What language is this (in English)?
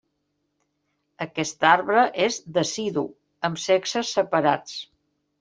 Catalan